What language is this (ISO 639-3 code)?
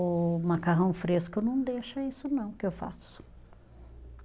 por